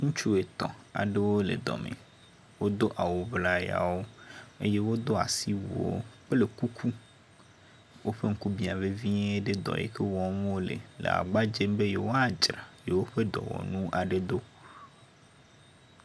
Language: Ewe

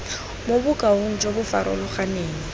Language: Tswana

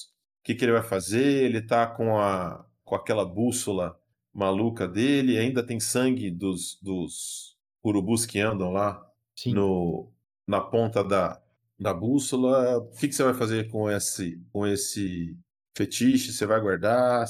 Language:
Portuguese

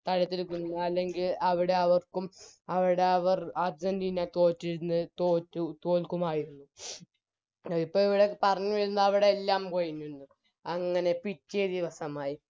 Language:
Malayalam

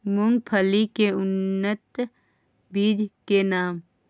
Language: Maithili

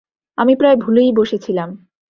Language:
Bangla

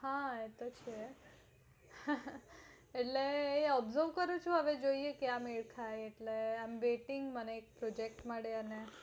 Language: Gujarati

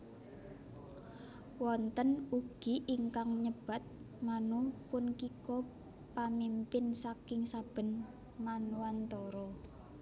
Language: Javanese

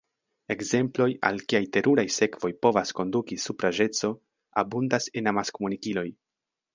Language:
Esperanto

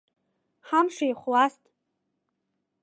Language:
Abkhazian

